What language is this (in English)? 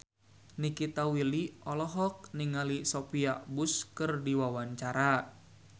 Sundanese